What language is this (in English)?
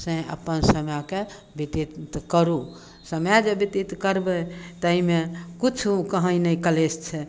Maithili